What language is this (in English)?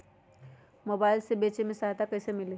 Magahi